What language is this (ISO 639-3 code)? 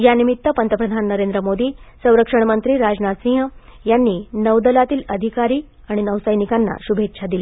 mar